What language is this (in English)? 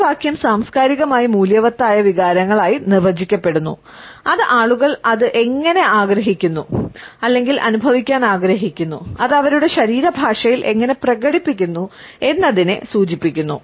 Malayalam